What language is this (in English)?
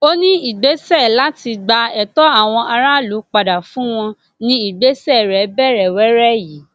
Yoruba